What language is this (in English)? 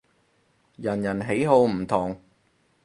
Cantonese